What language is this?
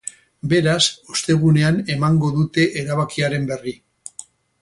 Basque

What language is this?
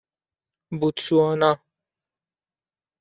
Persian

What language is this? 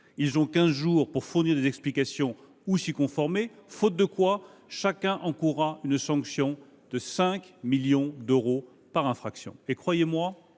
French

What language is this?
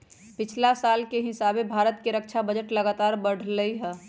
Magahi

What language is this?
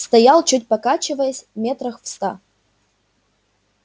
Russian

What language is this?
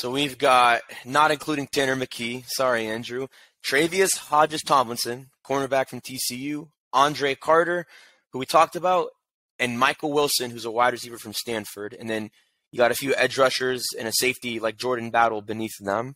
English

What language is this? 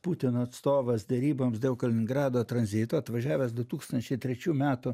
Lithuanian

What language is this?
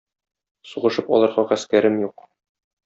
Tatar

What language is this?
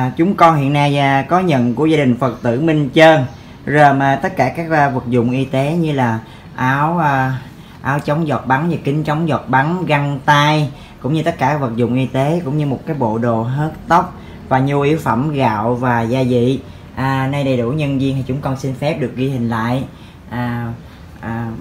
Vietnamese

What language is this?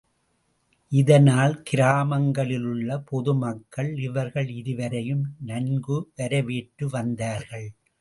Tamil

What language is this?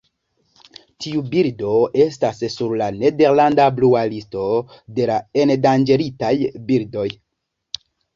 Esperanto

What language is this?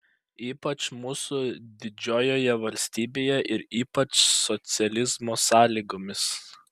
Lithuanian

